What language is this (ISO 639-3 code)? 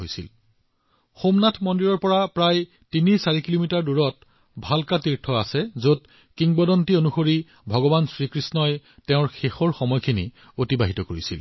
asm